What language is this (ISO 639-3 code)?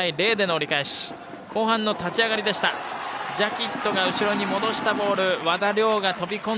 jpn